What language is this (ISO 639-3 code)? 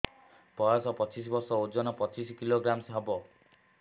ori